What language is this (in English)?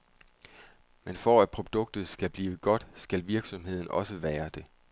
Danish